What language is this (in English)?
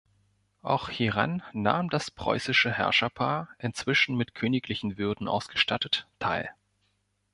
German